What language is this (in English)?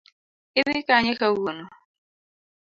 Luo (Kenya and Tanzania)